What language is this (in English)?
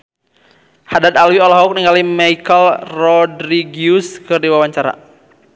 Sundanese